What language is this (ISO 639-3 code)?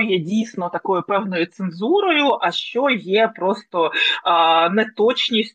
ukr